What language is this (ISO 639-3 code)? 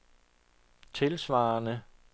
dan